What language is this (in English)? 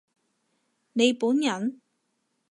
Cantonese